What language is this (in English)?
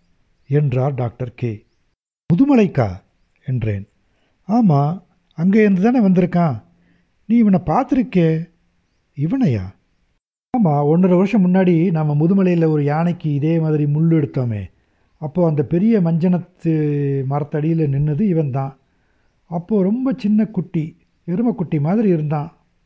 Tamil